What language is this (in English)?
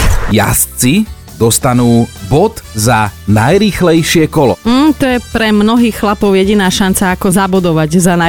Slovak